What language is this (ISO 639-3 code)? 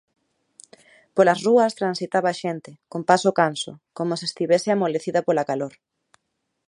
glg